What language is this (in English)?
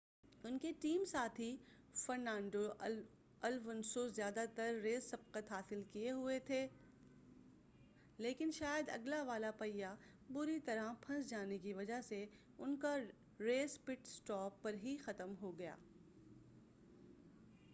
Urdu